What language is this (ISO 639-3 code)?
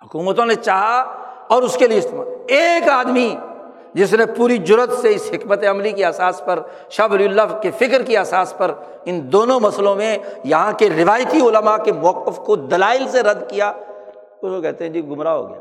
urd